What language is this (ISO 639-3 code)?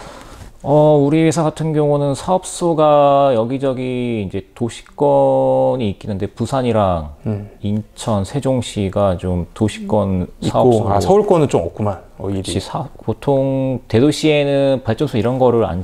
kor